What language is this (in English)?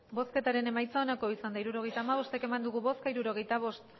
Basque